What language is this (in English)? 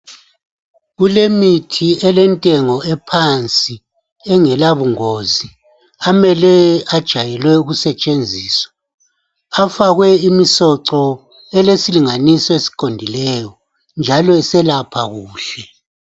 North Ndebele